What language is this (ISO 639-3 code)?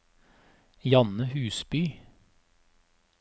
nor